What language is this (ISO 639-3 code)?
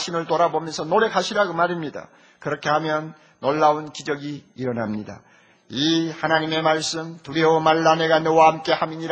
kor